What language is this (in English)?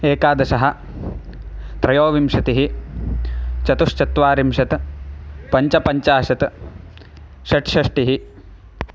Sanskrit